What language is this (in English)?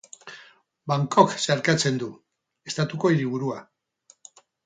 Basque